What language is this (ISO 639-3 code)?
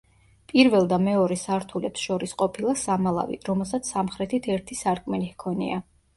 kat